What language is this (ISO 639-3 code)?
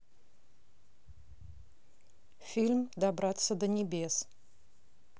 rus